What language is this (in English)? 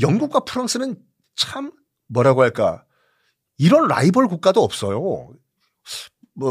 Korean